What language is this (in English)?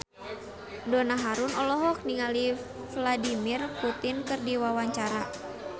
Sundanese